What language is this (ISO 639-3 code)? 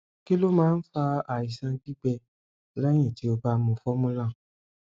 yor